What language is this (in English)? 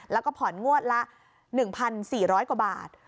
Thai